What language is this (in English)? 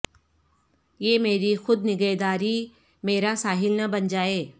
Urdu